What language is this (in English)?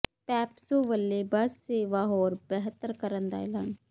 Punjabi